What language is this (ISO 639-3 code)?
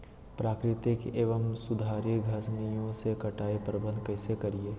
mag